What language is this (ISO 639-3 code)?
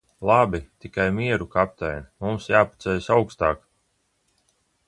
lav